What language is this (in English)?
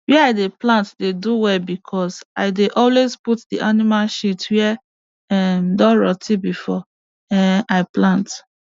Nigerian Pidgin